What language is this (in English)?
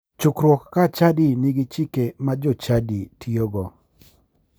Luo (Kenya and Tanzania)